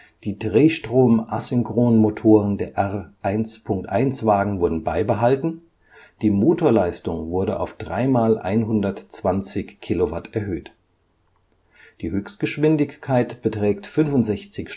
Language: German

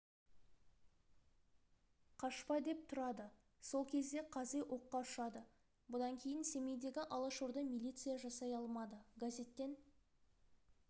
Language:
Kazakh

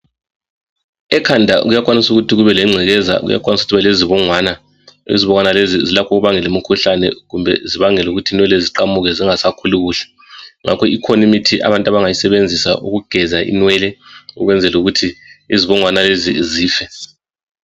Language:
North Ndebele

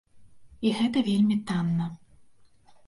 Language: Belarusian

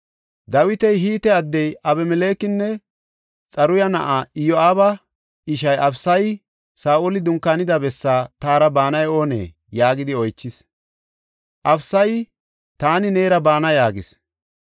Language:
Gofa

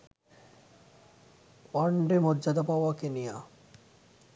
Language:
Bangla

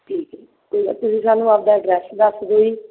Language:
Punjabi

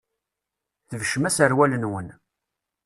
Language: Kabyle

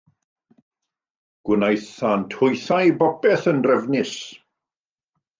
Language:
Welsh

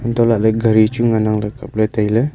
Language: Wancho Naga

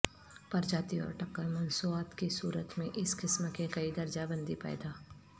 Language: Urdu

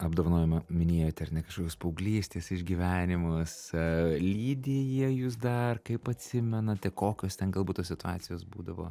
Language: Lithuanian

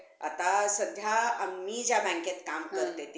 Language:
Marathi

